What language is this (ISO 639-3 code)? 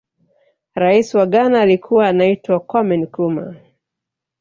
swa